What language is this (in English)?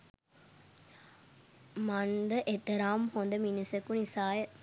Sinhala